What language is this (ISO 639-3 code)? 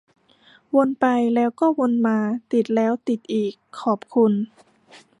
tha